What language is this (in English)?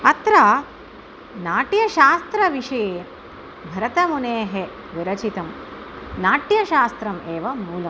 Sanskrit